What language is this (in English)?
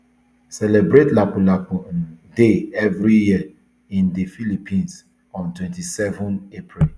Nigerian Pidgin